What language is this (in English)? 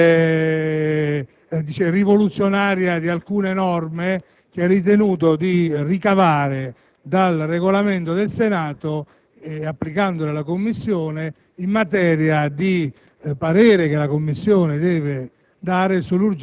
Italian